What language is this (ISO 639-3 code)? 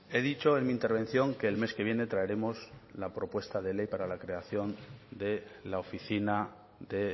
spa